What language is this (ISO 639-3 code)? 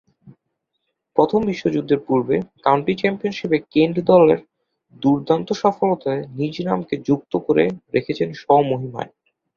ben